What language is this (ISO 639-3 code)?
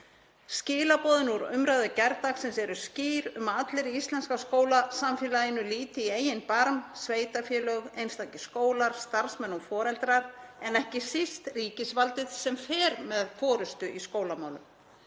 isl